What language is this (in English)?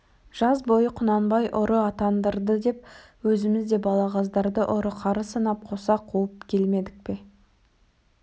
Kazakh